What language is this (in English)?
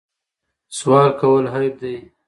Pashto